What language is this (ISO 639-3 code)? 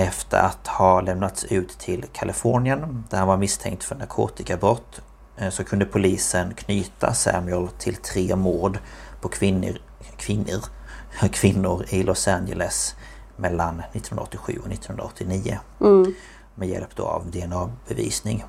swe